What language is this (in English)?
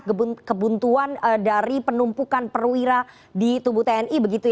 Indonesian